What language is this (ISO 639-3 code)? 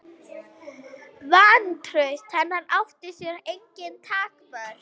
isl